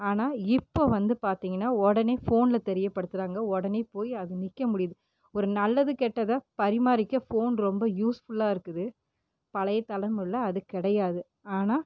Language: Tamil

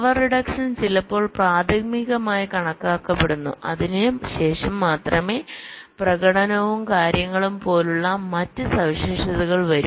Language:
Malayalam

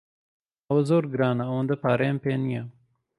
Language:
Central Kurdish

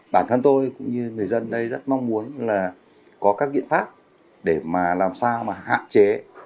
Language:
Vietnamese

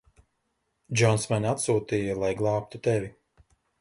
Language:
Latvian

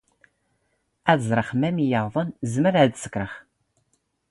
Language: Standard Moroccan Tamazight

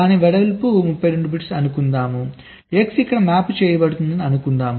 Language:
Telugu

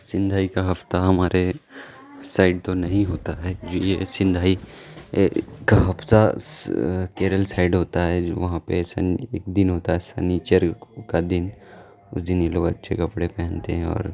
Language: Urdu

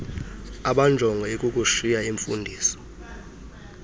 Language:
Xhosa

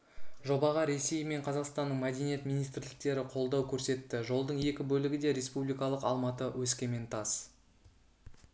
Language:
Kazakh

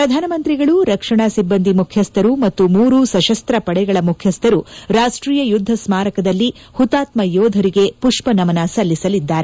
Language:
Kannada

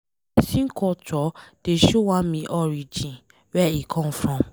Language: Nigerian Pidgin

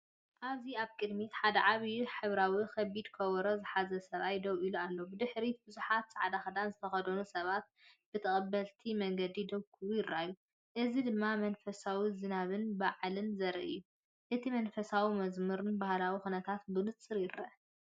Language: Tigrinya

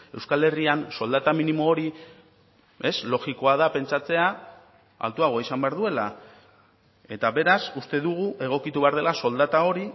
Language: Basque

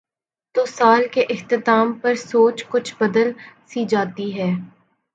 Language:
Urdu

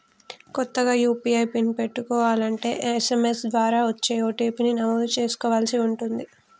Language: Telugu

